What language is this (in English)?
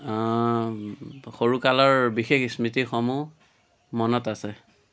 Assamese